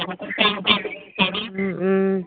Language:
Assamese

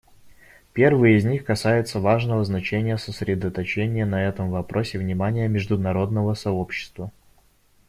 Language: Russian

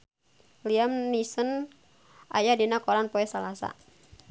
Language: Sundanese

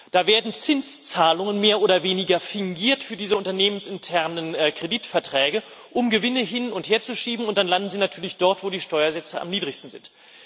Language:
German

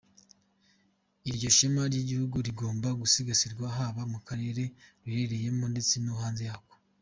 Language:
Kinyarwanda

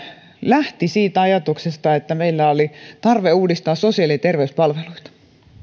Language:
Finnish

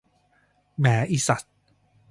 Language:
Thai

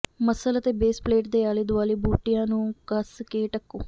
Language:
Punjabi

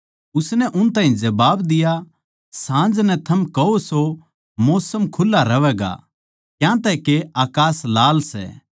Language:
Haryanvi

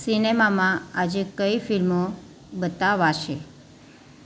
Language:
Gujarati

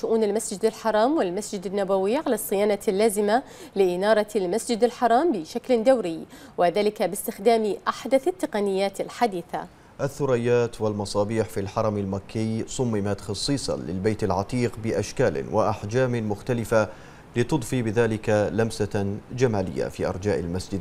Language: Arabic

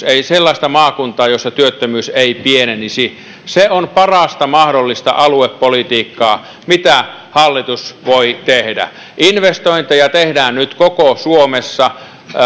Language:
Finnish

